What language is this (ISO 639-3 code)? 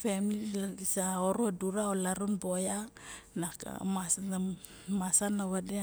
bjk